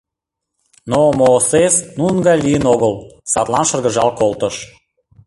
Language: Mari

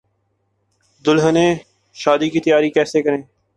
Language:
Urdu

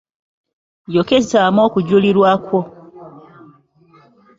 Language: Ganda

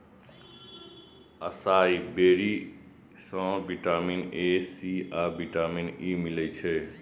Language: Maithili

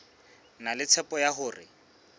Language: Southern Sotho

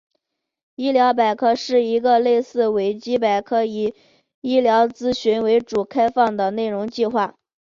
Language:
Chinese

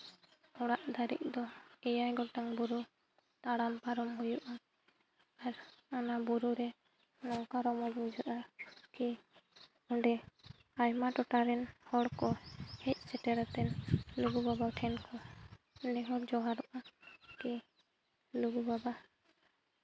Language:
Santali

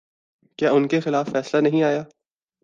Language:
Urdu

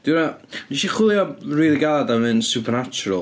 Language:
Welsh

